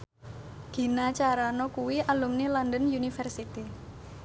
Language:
Javanese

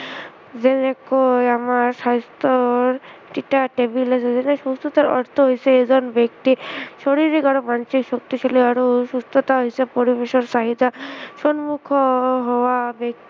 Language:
Assamese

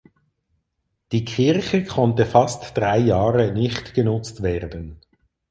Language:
German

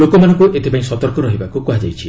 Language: Odia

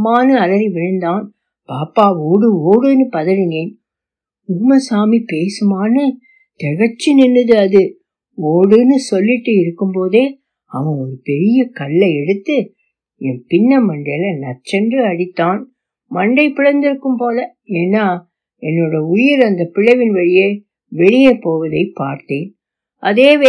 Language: Tamil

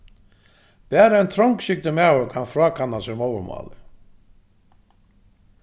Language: Faroese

